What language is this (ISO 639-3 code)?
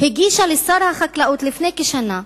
heb